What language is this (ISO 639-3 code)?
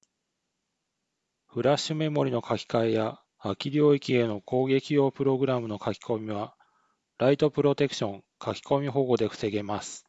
jpn